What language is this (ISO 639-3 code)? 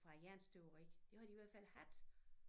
dan